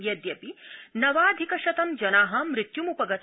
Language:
Sanskrit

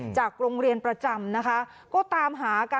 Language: Thai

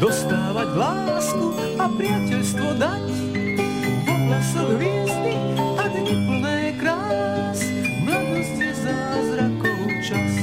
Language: Slovak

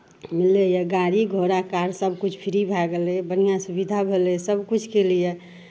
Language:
Maithili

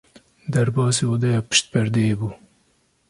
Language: Kurdish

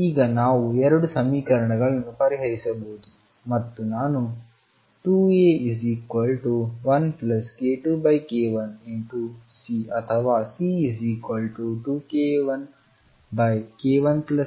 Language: Kannada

